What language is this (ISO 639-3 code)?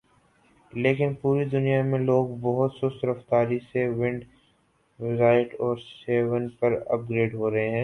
urd